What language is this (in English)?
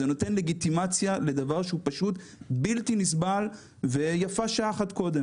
Hebrew